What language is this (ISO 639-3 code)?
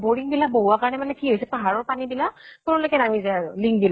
asm